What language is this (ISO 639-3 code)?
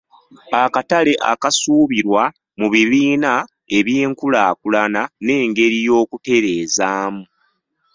lug